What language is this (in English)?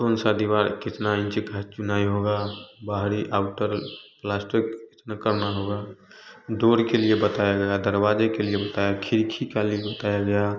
Hindi